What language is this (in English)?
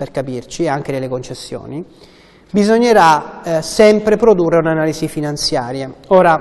Italian